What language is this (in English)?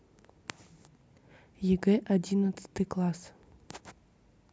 Russian